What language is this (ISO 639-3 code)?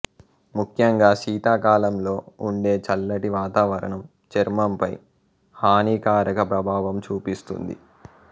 tel